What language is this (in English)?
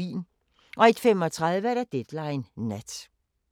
Danish